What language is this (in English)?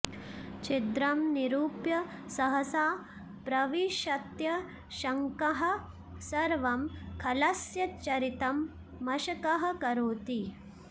Sanskrit